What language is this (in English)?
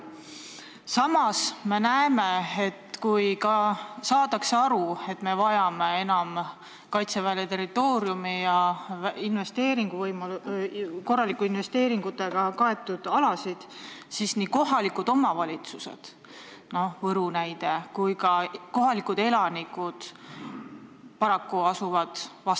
Estonian